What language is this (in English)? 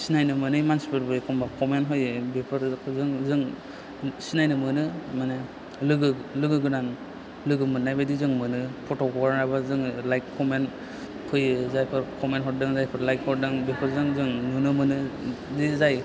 Bodo